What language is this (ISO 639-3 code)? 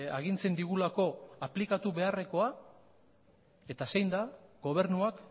eus